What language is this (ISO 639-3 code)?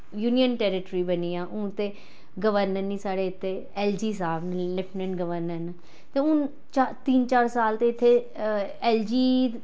doi